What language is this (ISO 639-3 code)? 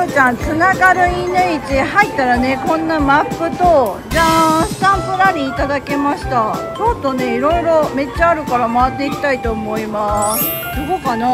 jpn